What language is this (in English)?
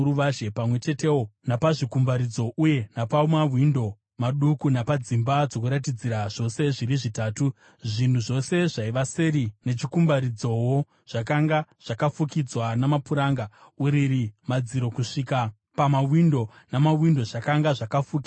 Shona